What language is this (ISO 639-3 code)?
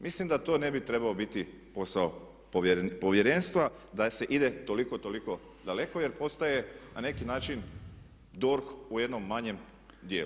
hrv